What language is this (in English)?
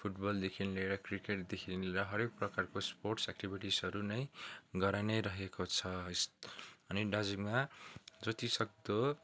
Nepali